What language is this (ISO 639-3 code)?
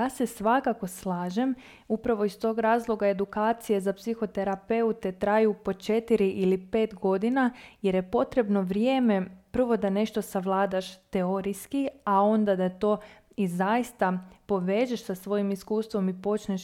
hrv